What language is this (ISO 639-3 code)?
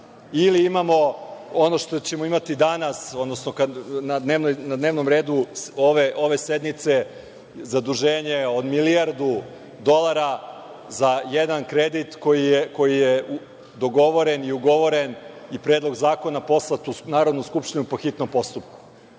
srp